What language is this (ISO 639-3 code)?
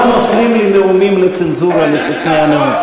heb